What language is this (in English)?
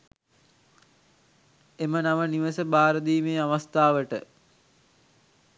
Sinhala